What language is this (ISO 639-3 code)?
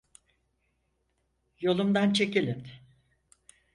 tur